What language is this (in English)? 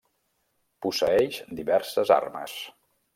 Catalan